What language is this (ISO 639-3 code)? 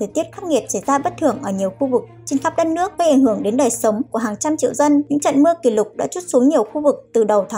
vie